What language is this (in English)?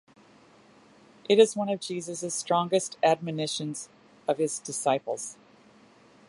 English